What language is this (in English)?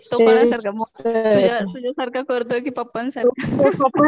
Marathi